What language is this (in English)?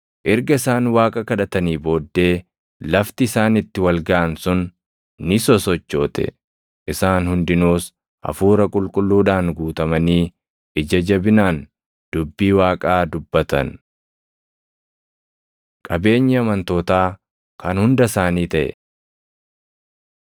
Oromo